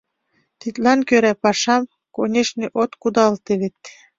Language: Mari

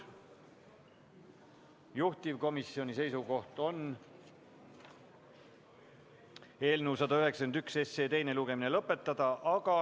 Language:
Estonian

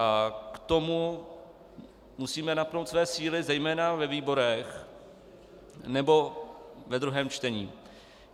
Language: Czech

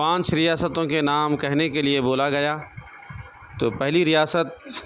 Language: Urdu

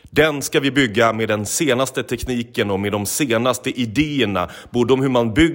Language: Swedish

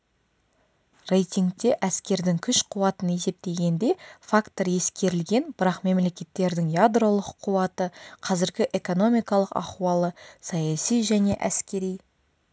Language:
Kazakh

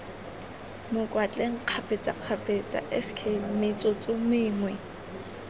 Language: Tswana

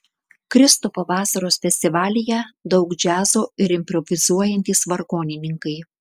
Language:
Lithuanian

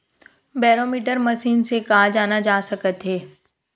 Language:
Chhattisgarhi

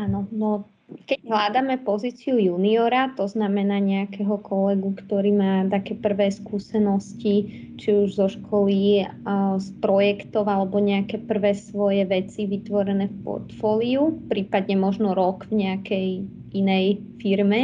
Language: Slovak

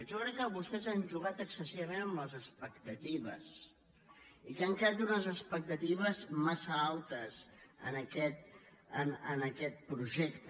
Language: Catalan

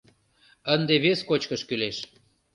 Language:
Mari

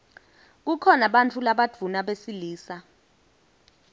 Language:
Swati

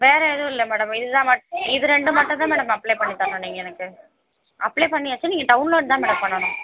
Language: Tamil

